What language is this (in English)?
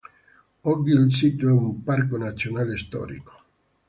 Italian